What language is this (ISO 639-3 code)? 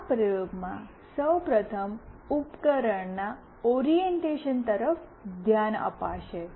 guj